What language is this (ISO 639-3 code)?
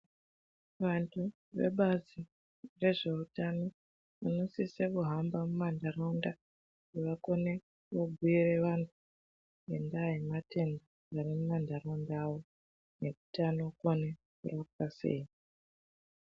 ndc